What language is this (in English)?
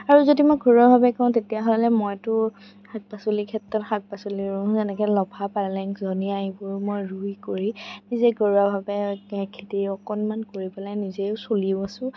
Assamese